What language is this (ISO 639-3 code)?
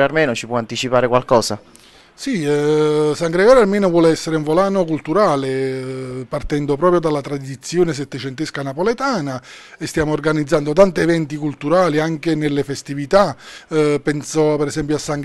ita